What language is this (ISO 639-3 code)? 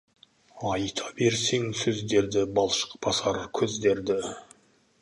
kaz